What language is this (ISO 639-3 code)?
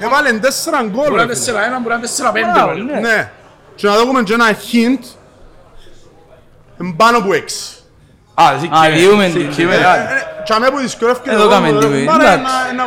ell